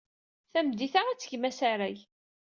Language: Kabyle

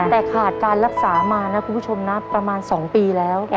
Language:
Thai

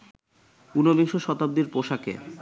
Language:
Bangla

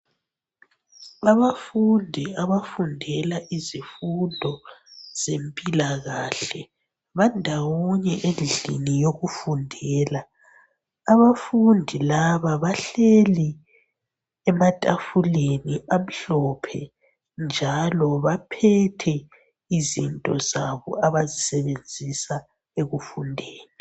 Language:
North Ndebele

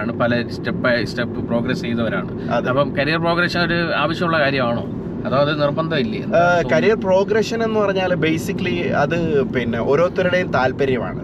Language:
Malayalam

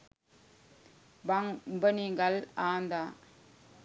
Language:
Sinhala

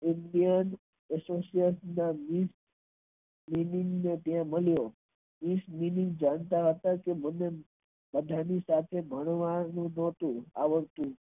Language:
Gujarati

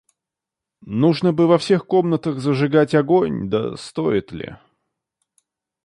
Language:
Russian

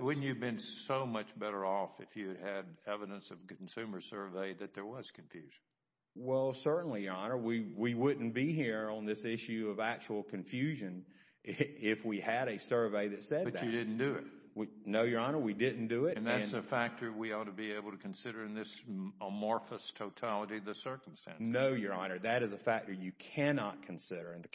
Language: English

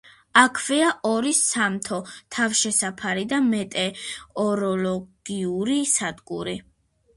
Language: Georgian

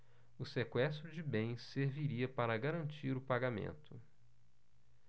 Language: Portuguese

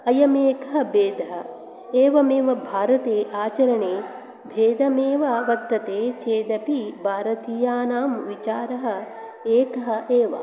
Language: Sanskrit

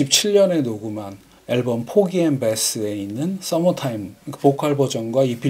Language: Korean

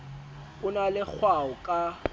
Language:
Southern Sotho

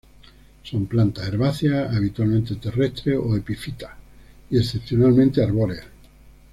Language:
Spanish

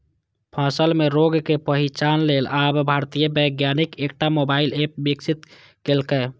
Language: Maithili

